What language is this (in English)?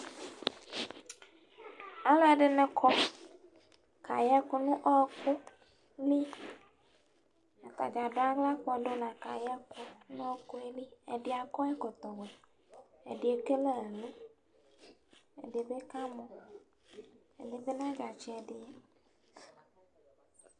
Ikposo